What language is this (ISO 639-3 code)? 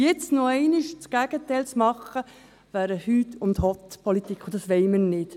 gsw